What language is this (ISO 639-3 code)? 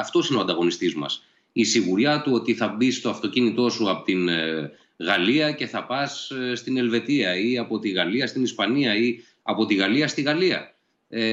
ell